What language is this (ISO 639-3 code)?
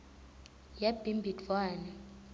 ssw